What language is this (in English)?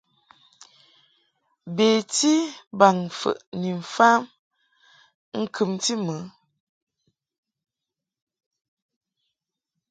Mungaka